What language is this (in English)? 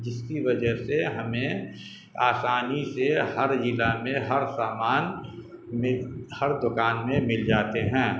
Urdu